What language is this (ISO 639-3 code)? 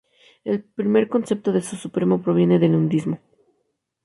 spa